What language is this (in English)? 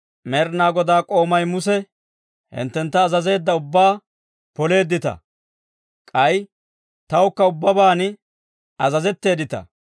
Dawro